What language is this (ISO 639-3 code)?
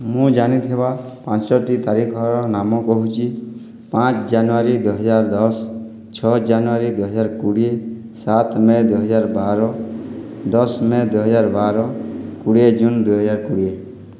ori